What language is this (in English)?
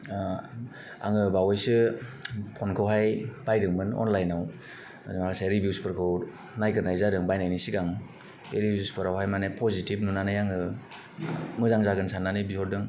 Bodo